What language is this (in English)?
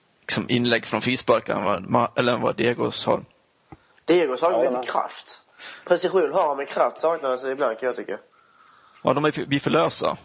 Swedish